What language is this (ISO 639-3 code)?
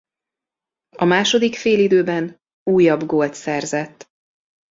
hun